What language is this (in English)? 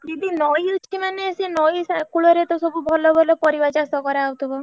Odia